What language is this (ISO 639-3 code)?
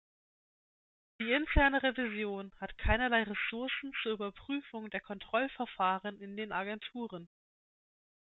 deu